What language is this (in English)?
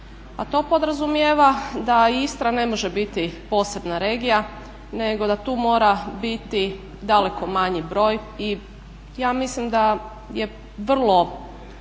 Croatian